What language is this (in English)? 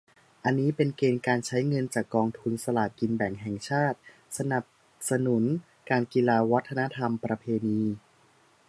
Thai